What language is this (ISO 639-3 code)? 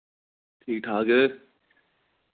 doi